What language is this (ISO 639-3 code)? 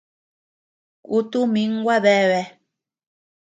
cux